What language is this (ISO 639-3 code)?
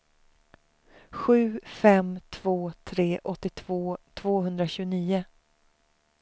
swe